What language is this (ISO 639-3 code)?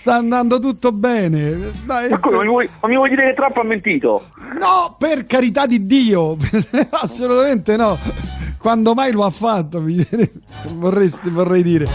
ita